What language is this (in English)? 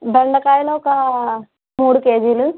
Telugu